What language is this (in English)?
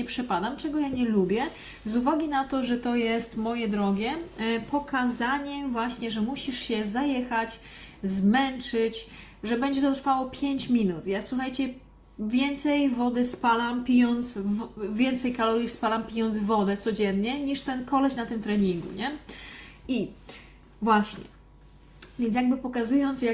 Polish